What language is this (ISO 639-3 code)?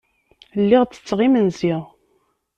kab